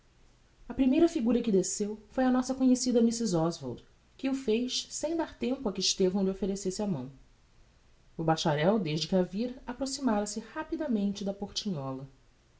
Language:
Portuguese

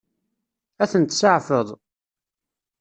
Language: Kabyle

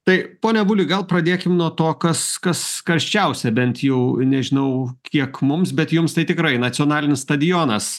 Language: Lithuanian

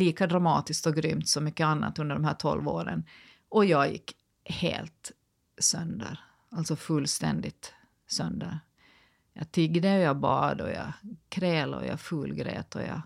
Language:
Swedish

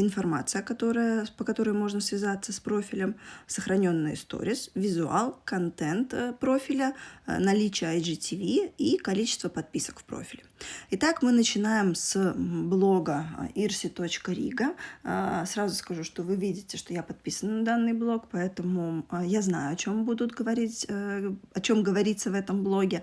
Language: Russian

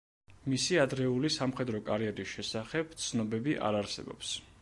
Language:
Georgian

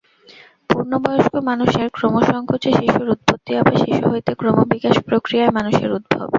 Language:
Bangla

